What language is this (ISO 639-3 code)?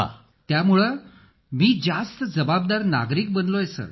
mar